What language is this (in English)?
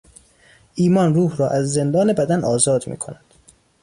Persian